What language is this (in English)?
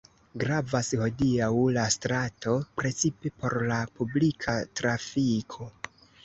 Esperanto